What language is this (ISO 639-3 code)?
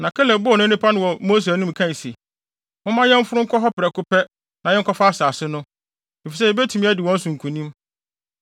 aka